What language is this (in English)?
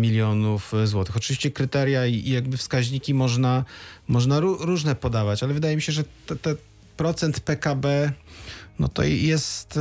Polish